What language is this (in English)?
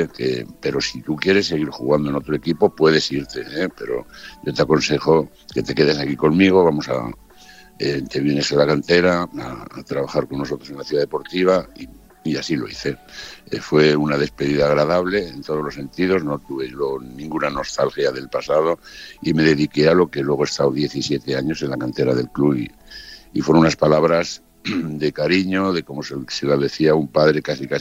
Spanish